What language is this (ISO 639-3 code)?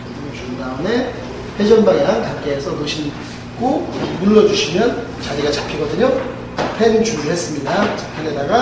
kor